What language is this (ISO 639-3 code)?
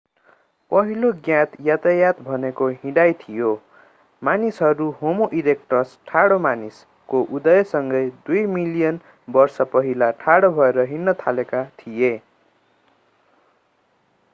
nep